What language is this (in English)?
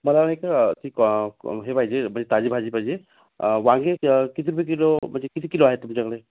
Marathi